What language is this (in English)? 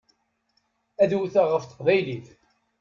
Kabyle